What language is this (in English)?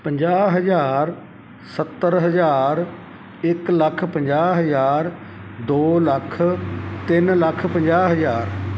Punjabi